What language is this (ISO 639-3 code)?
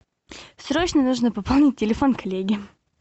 rus